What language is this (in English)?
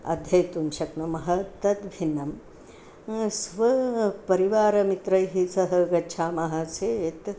Sanskrit